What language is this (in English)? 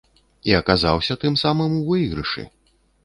Belarusian